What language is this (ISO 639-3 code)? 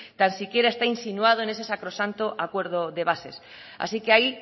spa